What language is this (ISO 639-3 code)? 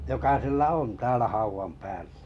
fin